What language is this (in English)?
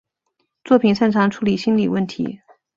Chinese